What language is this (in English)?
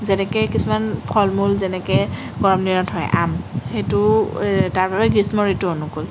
Assamese